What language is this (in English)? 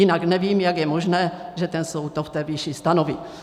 Czech